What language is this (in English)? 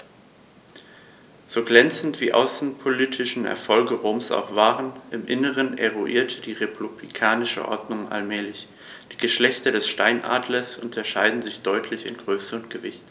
German